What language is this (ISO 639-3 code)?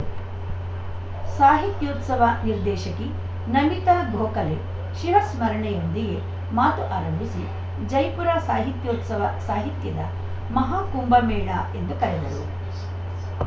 kan